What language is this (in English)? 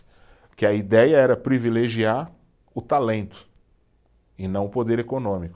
Portuguese